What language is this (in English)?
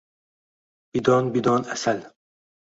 Uzbek